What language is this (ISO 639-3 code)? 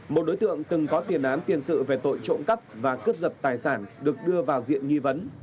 vie